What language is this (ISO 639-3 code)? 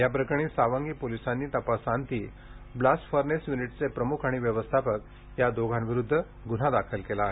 mar